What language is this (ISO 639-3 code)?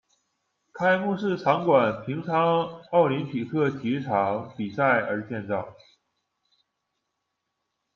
zho